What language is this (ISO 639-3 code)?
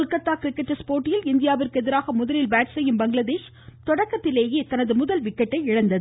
tam